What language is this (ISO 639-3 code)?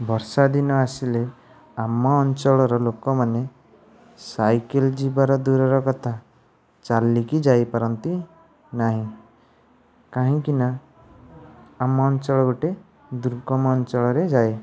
ori